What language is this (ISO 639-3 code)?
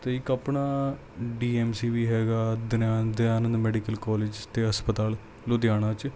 pan